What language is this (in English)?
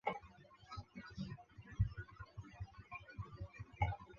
Chinese